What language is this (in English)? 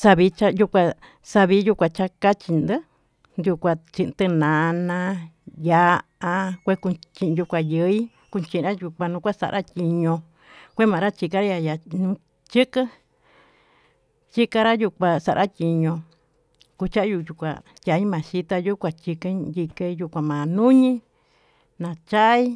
Tututepec Mixtec